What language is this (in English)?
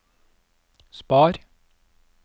Norwegian